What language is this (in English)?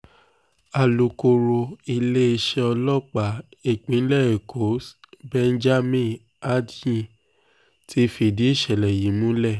Yoruba